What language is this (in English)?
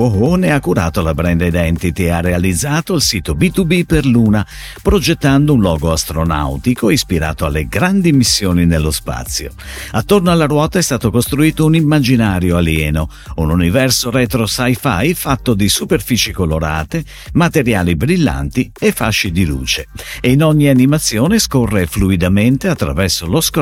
Italian